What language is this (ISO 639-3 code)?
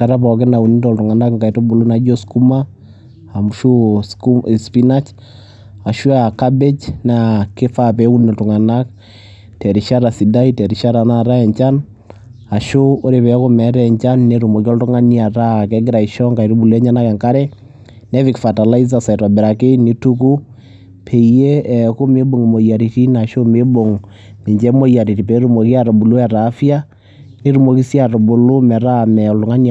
mas